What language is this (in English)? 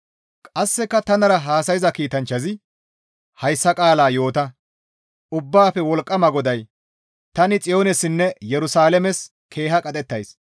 Gamo